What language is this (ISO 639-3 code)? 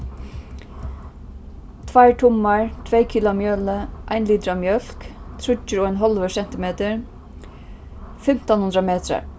fao